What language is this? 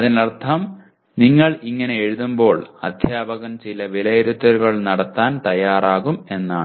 Malayalam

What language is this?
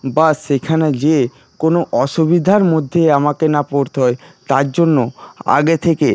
Bangla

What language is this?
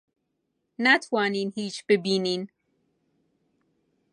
Central Kurdish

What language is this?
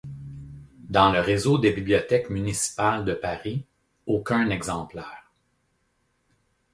French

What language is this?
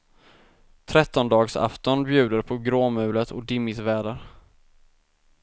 Swedish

